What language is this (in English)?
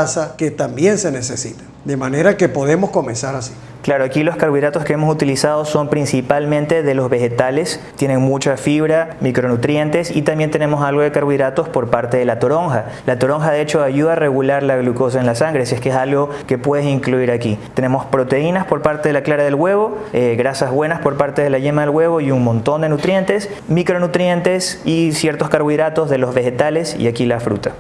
Spanish